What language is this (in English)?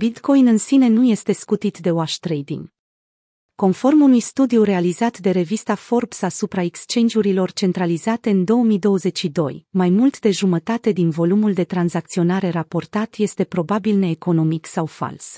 Romanian